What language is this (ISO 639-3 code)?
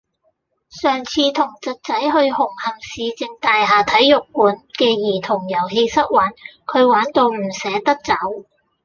yue